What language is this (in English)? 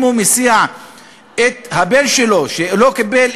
Hebrew